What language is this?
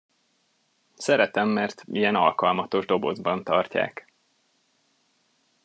Hungarian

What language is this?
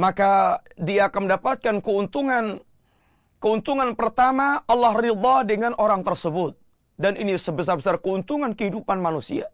Malay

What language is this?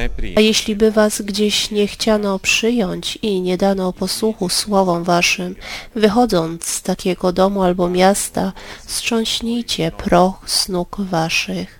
Polish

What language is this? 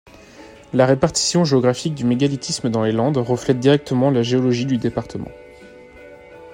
French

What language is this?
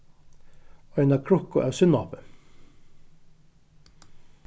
Faroese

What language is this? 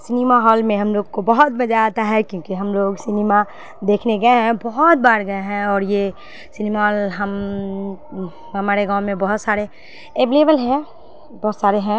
Urdu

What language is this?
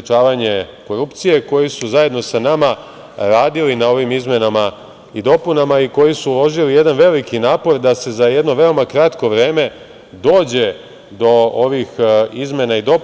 Serbian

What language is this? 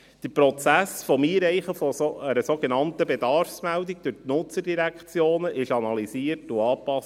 Swiss German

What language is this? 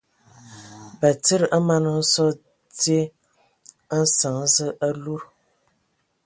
Ewondo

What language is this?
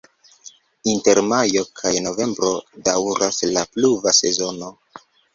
Esperanto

